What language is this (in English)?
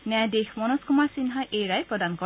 Assamese